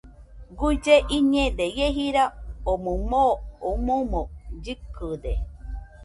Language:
Nüpode Huitoto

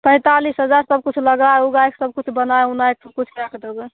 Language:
Maithili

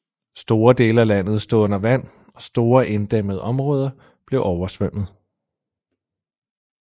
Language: Danish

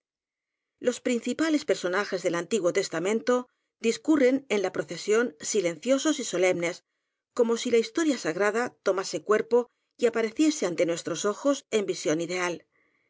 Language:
Spanish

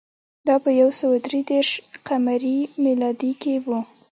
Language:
Pashto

